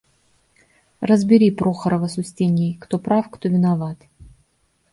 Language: Russian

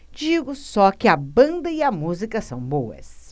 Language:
Portuguese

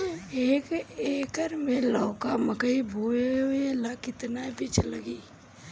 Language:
Bhojpuri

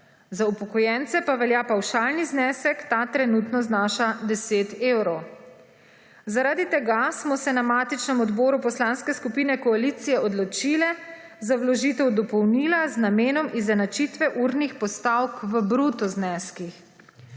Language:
Slovenian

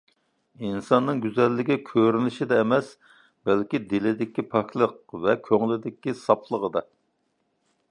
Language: Uyghur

